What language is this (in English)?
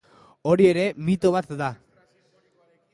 Basque